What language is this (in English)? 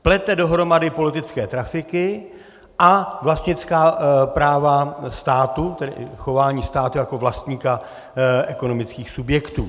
Czech